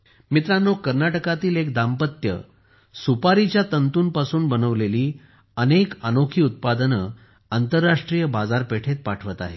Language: Marathi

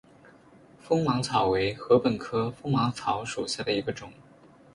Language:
Chinese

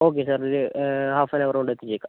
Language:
Malayalam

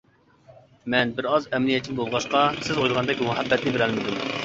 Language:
Uyghur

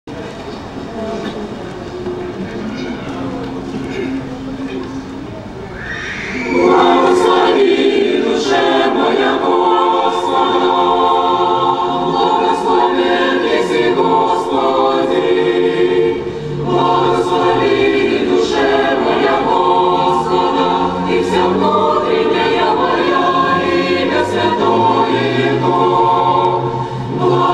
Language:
Ukrainian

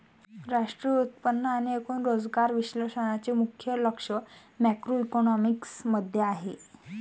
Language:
Marathi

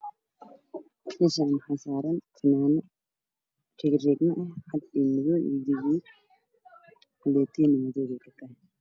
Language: Somali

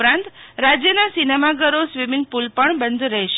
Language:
Gujarati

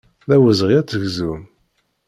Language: Kabyle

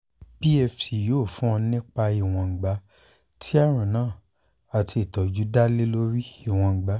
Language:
Yoruba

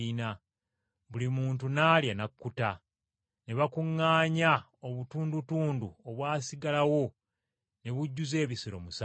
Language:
Ganda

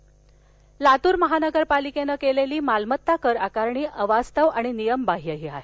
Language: Marathi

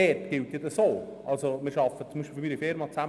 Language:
Swiss German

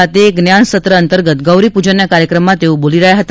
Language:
Gujarati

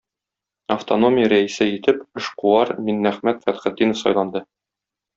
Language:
Tatar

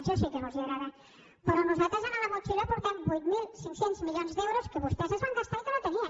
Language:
Catalan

